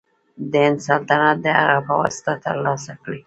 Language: Pashto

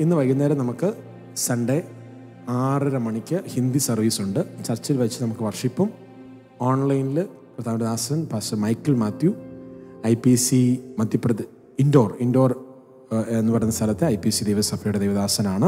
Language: Hindi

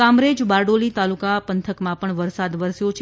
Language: Gujarati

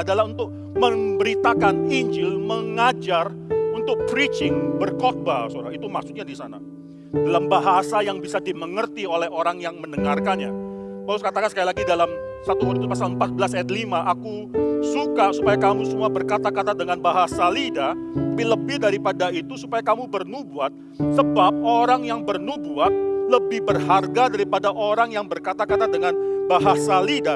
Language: Indonesian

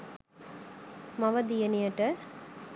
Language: Sinhala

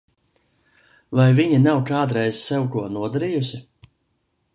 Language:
Latvian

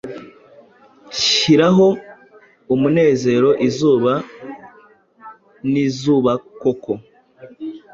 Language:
Kinyarwanda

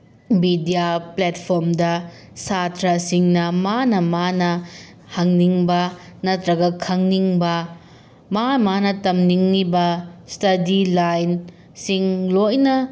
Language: Manipuri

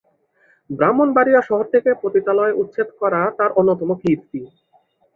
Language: Bangla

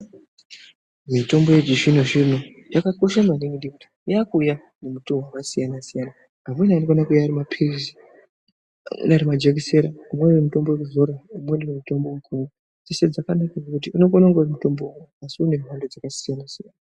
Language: Ndau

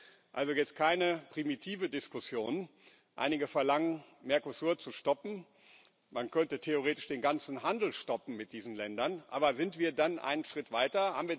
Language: German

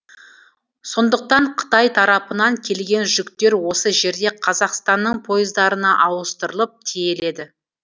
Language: Kazakh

